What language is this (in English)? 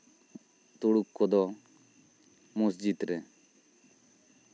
Santali